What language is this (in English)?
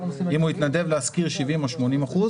Hebrew